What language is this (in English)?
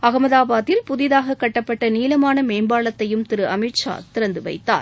Tamil